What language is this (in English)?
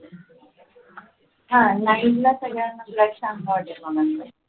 Marathi